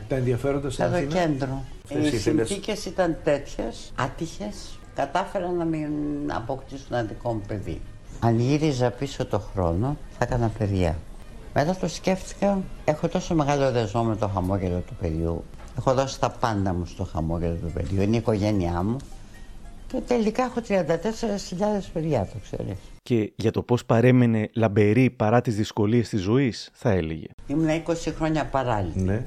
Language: Greek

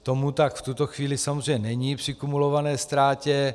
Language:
Czech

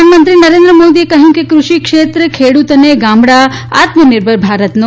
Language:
Gujarati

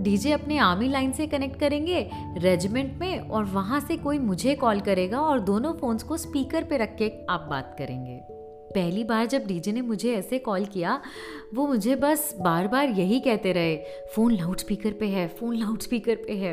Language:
Hindi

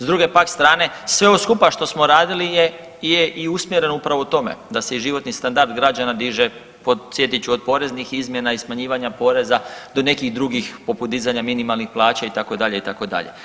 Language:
Croatian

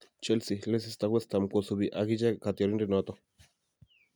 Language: Kalenjin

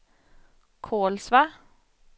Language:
Swedish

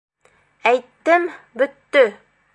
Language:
Bashkir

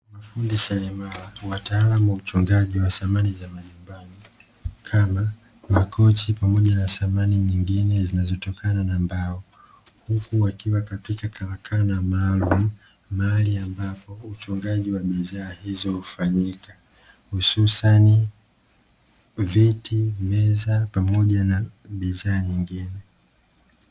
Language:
Swahili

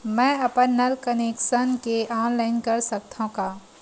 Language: Chhattisgarhi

